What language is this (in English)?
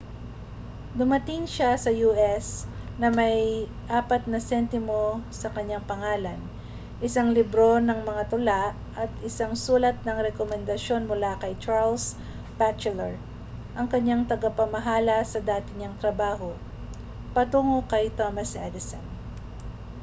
Filipino